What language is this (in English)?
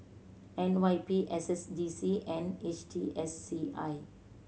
English